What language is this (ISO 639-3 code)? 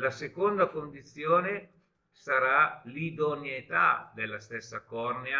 ita